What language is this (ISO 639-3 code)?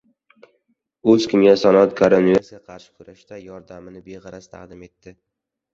uzb